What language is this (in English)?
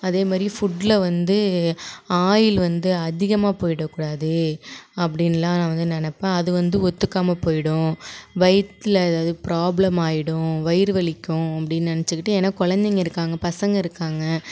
Tamil